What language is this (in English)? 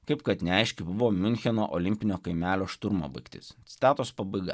Lithuanian